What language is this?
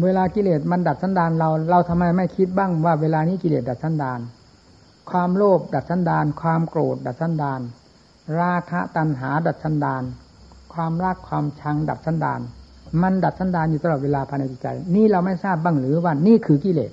Thai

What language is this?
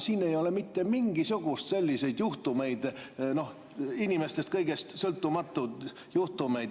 Estonian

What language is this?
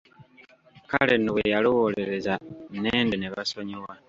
Ganda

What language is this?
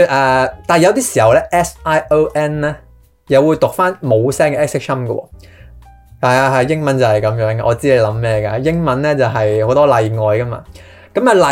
Chinese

